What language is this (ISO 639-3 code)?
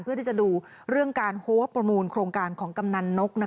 tha